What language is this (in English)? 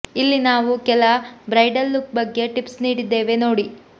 Kannada